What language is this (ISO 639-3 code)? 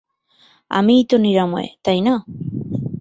ben